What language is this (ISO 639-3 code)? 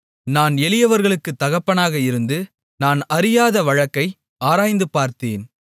tam